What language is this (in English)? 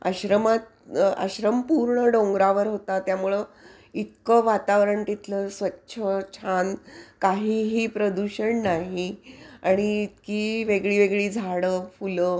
Marathi